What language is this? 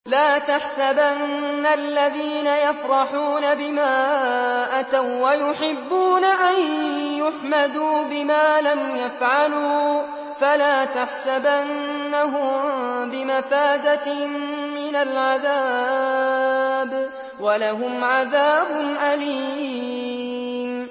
Arabic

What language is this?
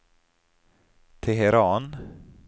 Norwegian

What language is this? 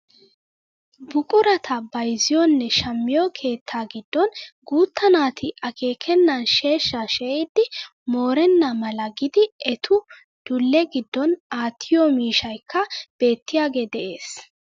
Wolaytta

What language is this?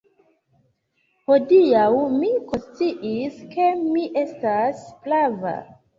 Esperanto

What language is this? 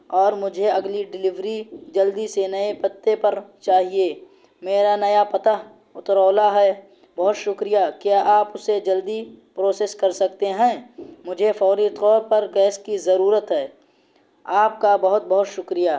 Urdu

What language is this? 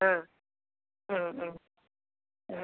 Malayalam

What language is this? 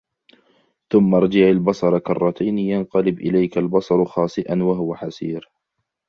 Arabic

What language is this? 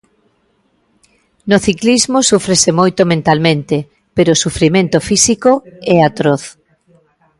Galician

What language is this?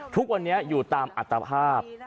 Thai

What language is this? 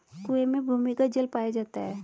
Hindi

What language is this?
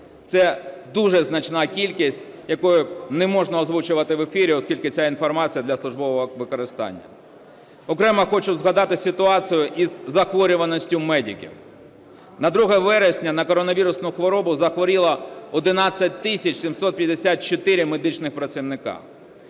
Ukrainian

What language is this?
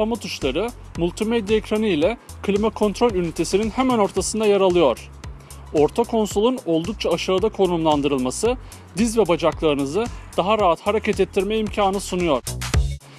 Turkish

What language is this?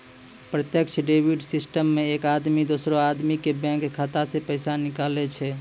Maithili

